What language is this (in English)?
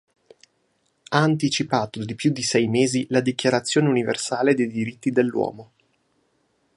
Italian